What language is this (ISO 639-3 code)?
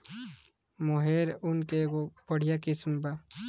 bho